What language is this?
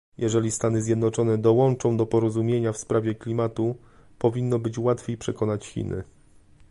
Polish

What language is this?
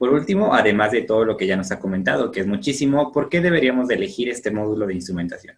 Spanish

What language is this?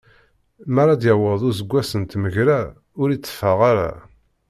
Kabyle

